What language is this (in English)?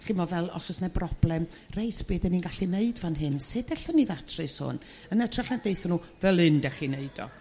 Welsh